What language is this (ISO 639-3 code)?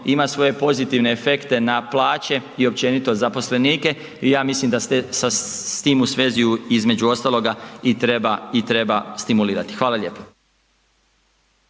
hrv